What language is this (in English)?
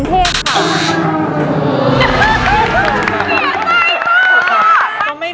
Thai